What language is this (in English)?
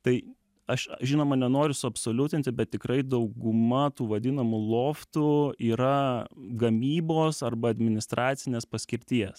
Lithuanian